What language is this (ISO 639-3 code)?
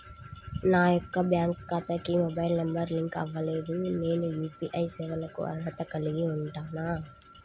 tel